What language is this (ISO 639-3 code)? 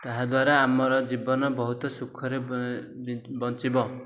ori